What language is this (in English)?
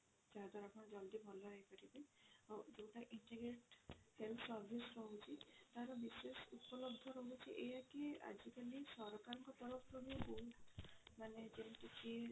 Odia